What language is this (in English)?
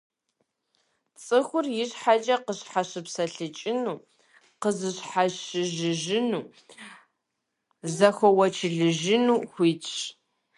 Kabardian